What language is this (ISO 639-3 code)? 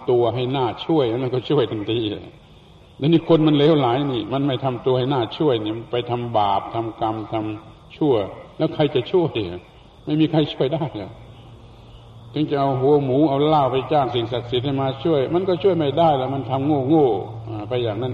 tha